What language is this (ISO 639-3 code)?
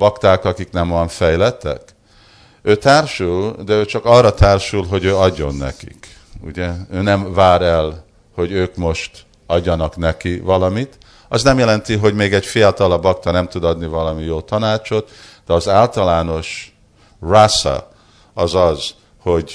hun